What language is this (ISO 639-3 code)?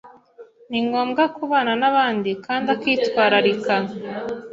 kin